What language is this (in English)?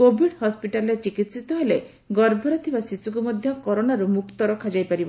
Odia